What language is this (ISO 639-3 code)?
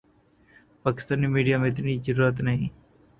urd